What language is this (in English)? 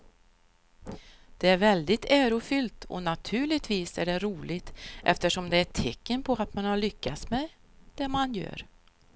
Swedish